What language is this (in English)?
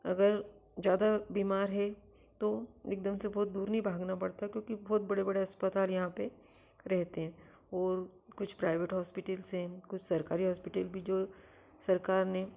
Hindi